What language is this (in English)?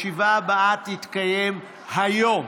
Hebrew